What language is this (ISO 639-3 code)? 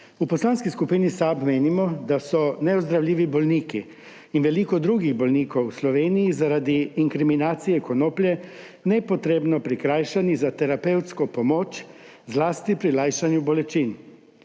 slv